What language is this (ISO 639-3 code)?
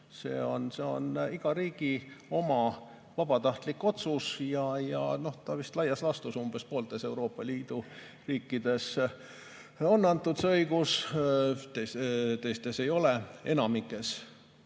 est